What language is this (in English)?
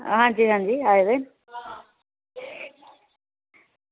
Dogri